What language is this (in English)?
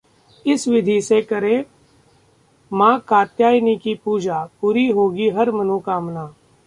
Hindi